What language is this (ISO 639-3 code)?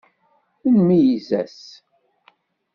kab